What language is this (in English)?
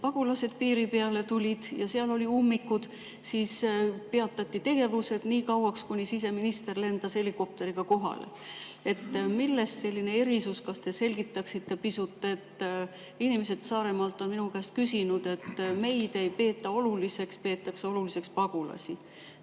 Estonian